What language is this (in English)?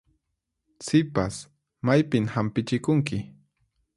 Puno Quechua